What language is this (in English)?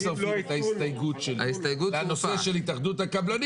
Hebrew